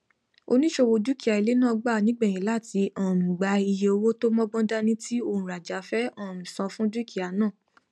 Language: Yoruba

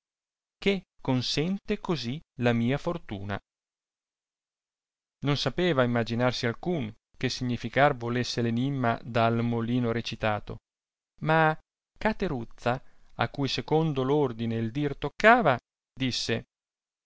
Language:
Italian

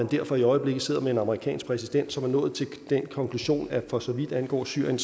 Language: Danish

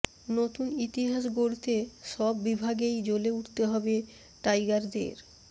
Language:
Bangla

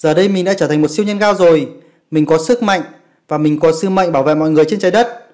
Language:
Vietnamese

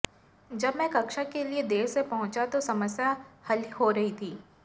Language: Hindi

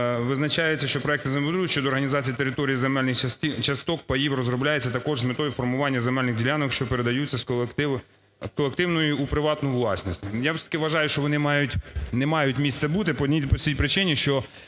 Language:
Ukrainian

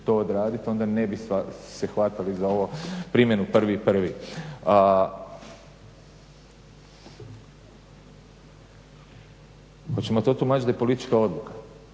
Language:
Croatian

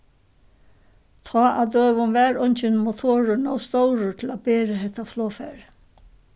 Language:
Faroese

